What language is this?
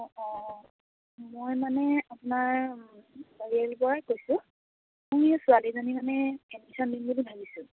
Assamese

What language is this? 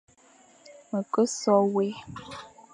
Fang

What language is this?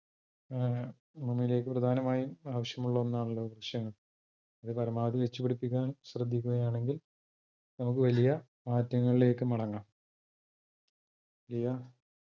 Malayalam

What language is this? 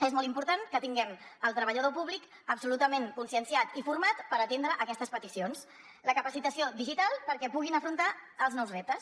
Catalan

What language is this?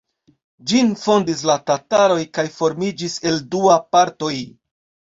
Esperanto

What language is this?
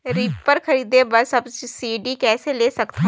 Chhattisgarhi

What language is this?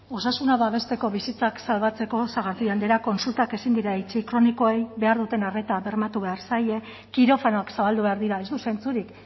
Basque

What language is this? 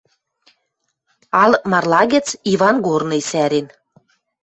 Western Mari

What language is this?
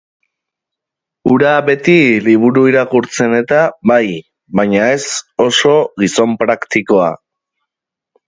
Basque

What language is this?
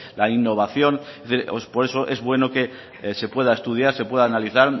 Spanish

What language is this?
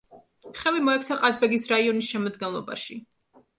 Georgian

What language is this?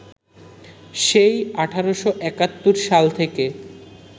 Bangla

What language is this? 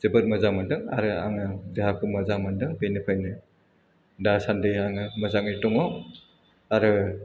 Bodo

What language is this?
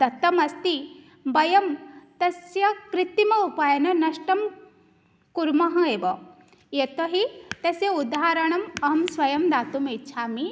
Sanskrit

